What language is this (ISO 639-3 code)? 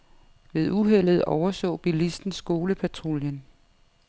dan